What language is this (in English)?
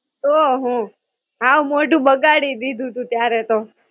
Gujarati